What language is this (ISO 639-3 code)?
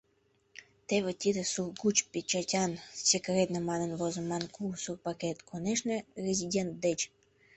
chm